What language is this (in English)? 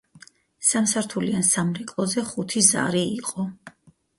Georgian